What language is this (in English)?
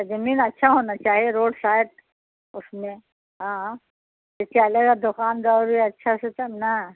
Urdu